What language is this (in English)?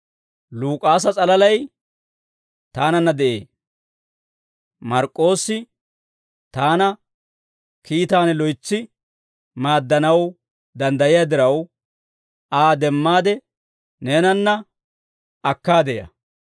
Dawro